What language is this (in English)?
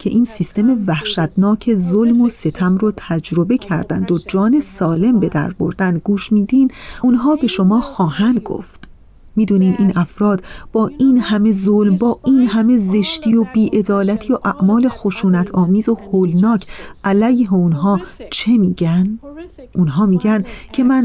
Persian